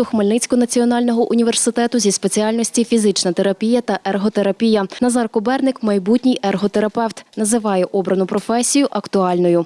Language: Ukrainian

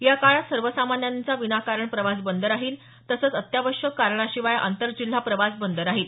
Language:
Marathi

